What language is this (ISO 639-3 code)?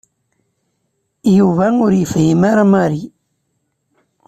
kab